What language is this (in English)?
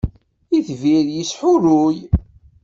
Kabyle